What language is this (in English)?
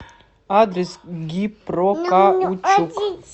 Russian